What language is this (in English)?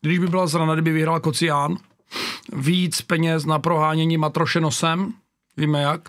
Czech